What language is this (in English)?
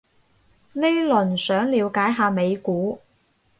Cantonese